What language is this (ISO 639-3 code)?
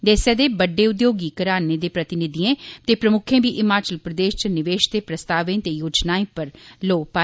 doi